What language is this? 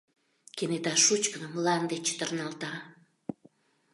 Mari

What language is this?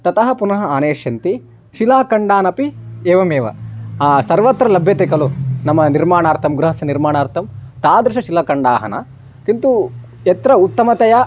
Sanskrit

